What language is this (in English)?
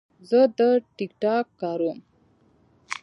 Pashto